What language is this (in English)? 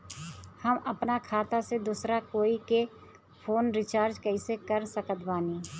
Bhojpuri